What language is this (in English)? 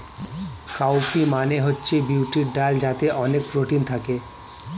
Bangla